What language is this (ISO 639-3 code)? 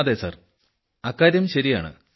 mal